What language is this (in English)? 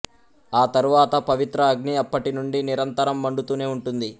Telugu